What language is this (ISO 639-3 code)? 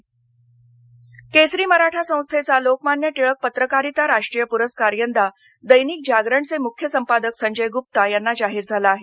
mar